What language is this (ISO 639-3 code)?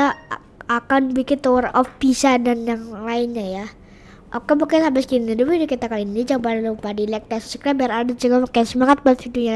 ind